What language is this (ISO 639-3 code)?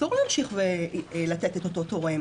heb